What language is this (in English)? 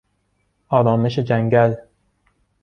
Persian